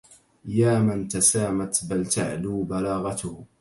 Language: Arabic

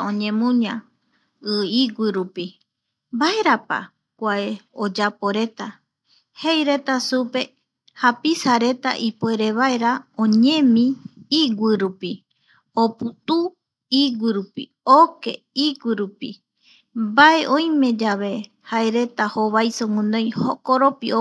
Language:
Eastern Bolivian Guaraní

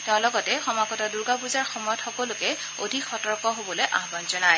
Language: Assamese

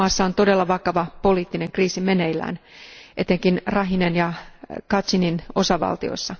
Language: Finnish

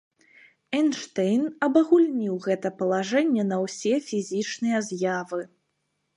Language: Belarusian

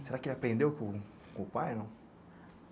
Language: Portuguese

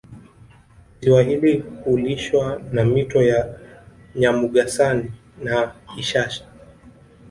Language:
Swahili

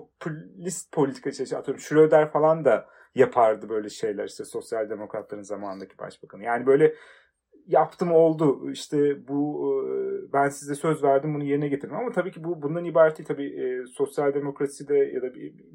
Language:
Turkish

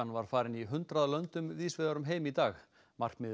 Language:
Icelandic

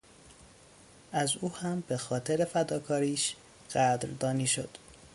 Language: Persian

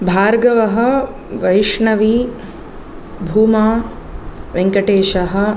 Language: Sanskrit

